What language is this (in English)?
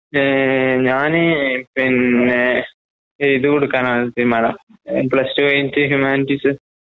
Malayalam